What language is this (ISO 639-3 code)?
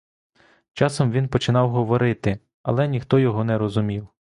ukr